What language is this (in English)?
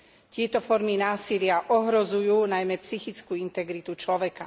Slovak